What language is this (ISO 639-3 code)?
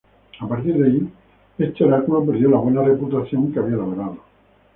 spa